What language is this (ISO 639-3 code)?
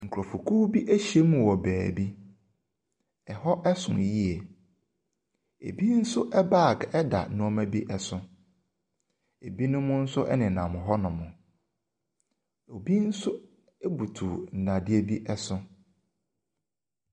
aka